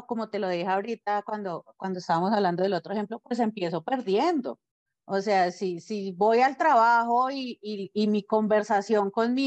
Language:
Spanish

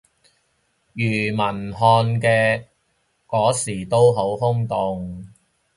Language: Cantonese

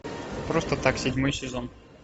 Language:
Russian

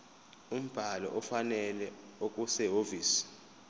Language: Zulu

